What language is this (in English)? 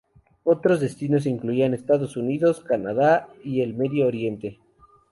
Spanish